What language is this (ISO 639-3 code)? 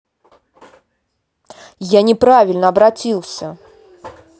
rus